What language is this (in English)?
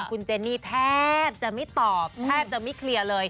Thai